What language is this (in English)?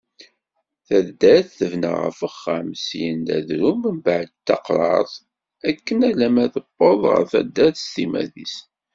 Kabyle